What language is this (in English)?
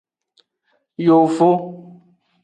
Aja (Benin)